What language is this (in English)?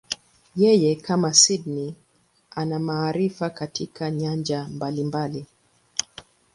Swahili